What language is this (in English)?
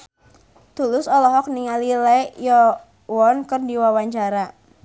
Sundanese